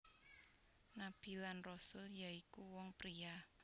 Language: Javanese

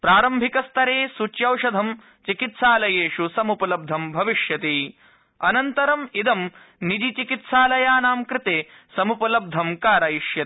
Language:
Sanskrit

